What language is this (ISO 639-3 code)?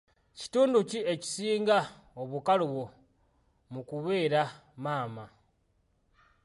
lug